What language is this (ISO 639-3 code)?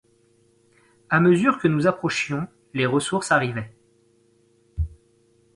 fra